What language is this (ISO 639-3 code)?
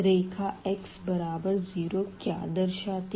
hin